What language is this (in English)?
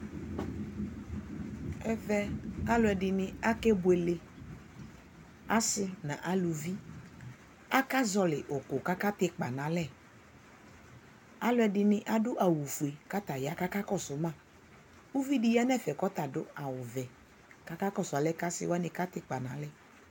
Ikposo